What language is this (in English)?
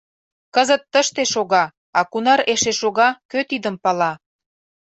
Mari